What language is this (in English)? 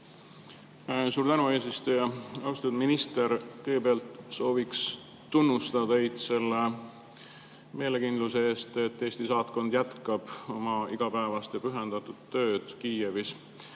Estonian